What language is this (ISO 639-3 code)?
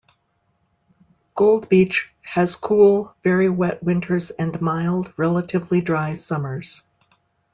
eng